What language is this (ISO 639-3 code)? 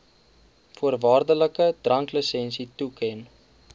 afr